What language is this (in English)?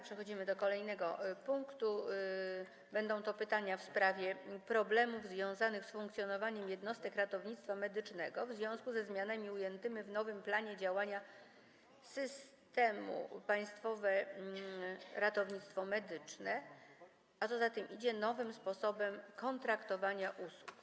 Polish